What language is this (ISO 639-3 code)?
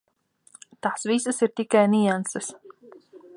lav